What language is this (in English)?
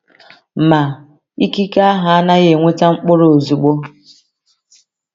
Igbo